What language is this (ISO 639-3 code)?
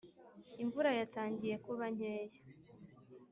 kin